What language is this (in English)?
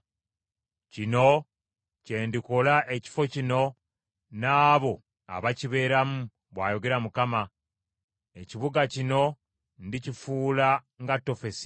Ganda